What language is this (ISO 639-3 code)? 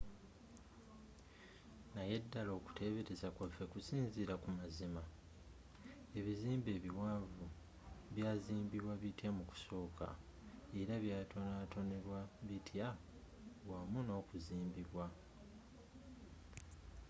lug